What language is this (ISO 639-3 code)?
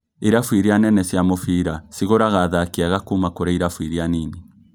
kik